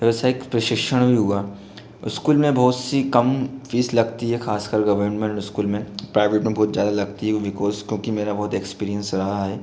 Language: Hindi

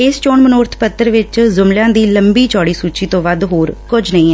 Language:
Punjabi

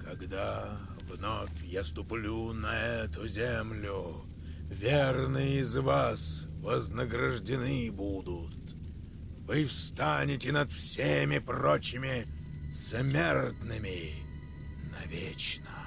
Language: Russian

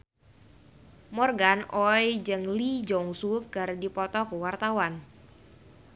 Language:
Sundanese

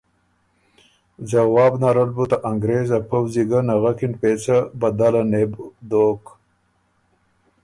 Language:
Ormuri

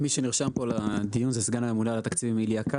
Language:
Hebrew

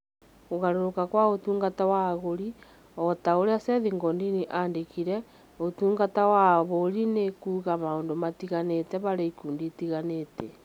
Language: Kikuyu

